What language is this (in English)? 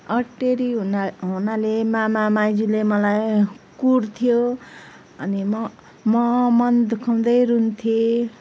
Nepali